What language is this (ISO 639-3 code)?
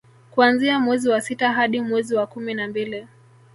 swa